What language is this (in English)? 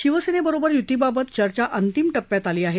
Marathi